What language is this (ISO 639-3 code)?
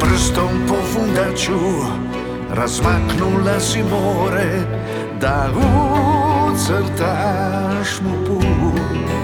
hrv